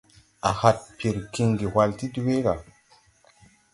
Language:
Tupuri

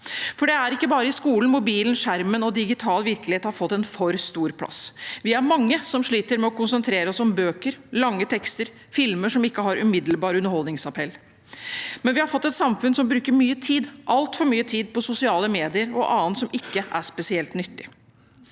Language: Norwegian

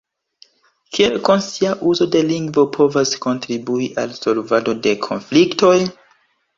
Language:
Esperanto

